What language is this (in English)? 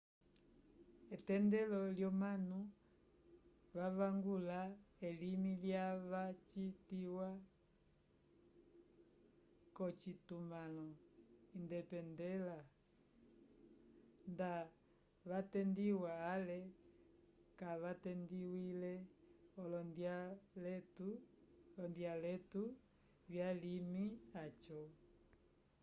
Umbundu